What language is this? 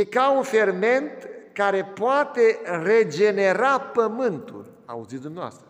Romanian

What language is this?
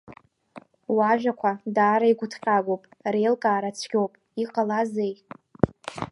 Abkhazian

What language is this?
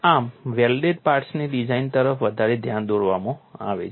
Gujarati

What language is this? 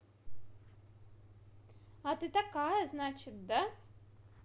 Russian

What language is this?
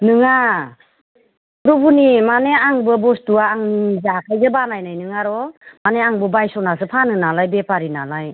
Bodo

